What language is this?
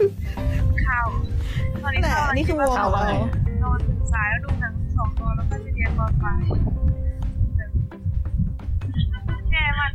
Thai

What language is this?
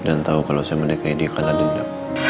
Indonesian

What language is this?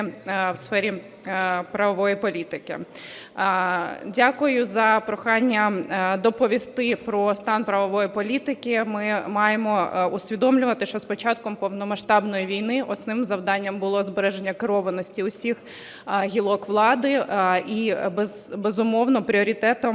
Ukrainian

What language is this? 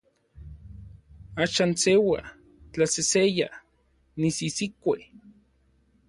Orizaba Nahuatl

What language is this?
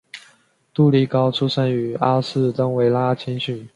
Chinese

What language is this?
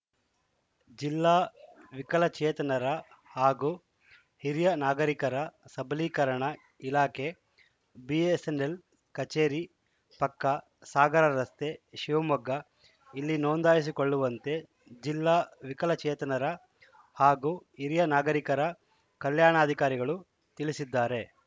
Kannada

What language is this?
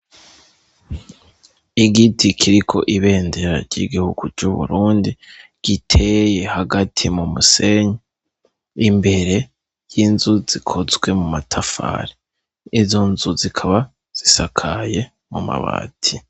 Rundi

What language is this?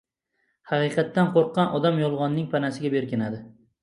Uzbek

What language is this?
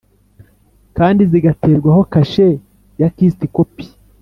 Kinyarwanda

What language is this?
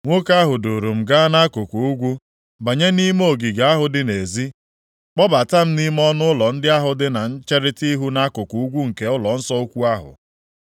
Igbo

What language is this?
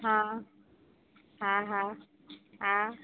Gujarati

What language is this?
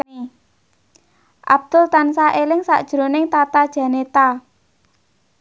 Javanese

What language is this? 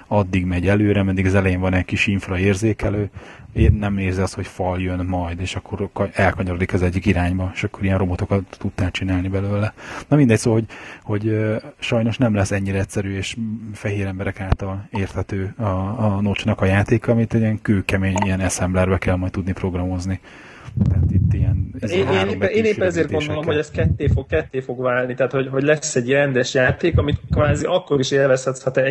Hungarian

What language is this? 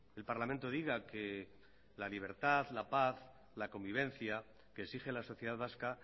Spanish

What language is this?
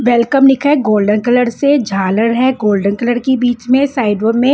Hindi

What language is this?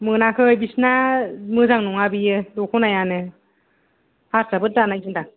Bodo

